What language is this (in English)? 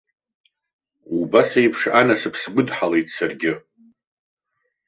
Abkhazian